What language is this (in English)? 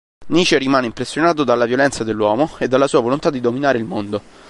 Italian